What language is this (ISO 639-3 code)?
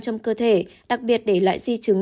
vie